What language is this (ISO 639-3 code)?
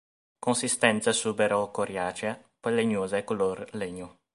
ita